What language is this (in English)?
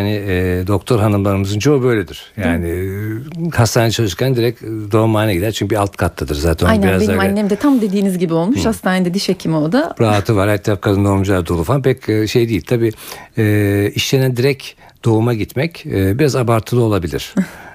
Turkish